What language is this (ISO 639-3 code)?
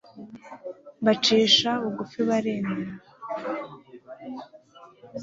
kin